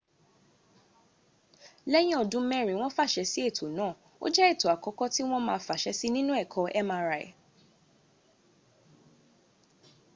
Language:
Yoruba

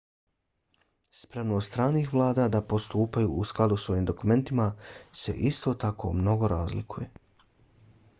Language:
Bosnian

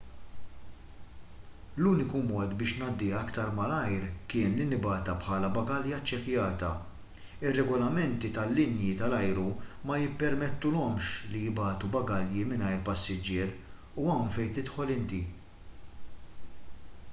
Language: Maltese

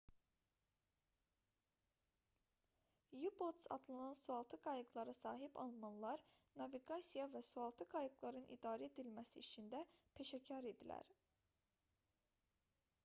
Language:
Azerbaijani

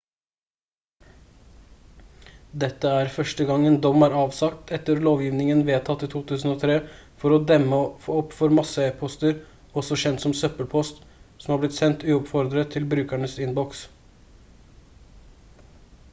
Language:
Norwegian Bokmål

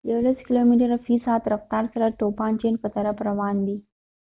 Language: Pashto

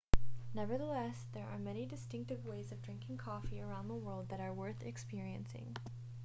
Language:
English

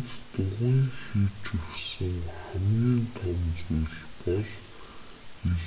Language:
Mongolian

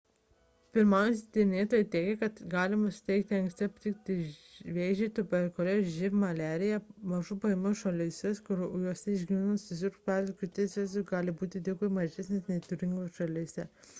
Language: Lithuanian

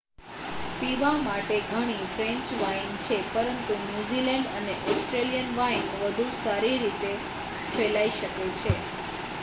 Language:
Gujarati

